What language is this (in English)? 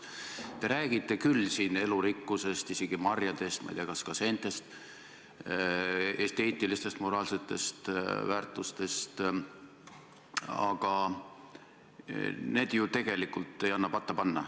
Estonian